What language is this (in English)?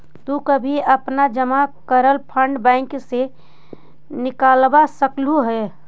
Magahi